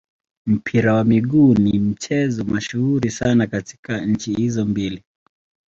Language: Swahili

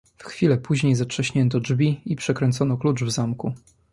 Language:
Polish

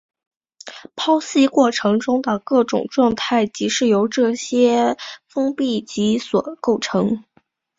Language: Chinese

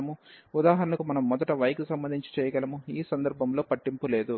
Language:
Telugu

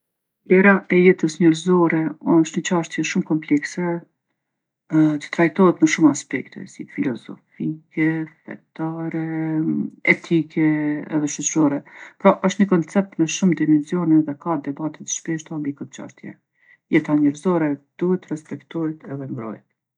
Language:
Gheg Albanian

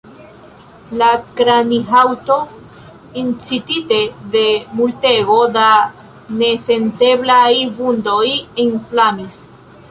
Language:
Esperanto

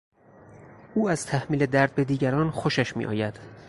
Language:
Persian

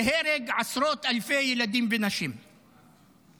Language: Hebrew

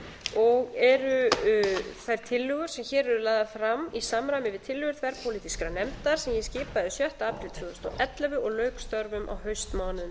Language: Icelandic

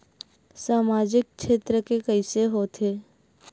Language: Chhattisgarhi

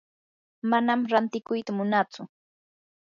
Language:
Yanahuanca Pasco Quechua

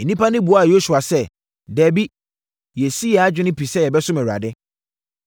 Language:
Akan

